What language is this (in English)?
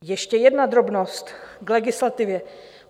Czech